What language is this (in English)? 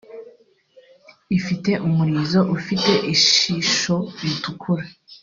Kinyarwanda